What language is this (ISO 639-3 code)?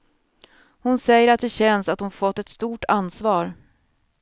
swe